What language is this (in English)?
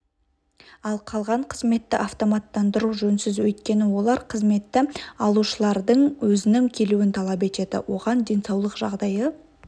Kazakh